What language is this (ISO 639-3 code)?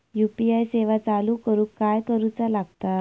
mar